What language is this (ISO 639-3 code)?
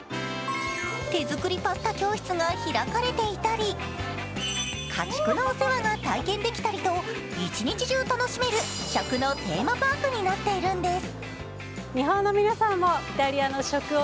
jpn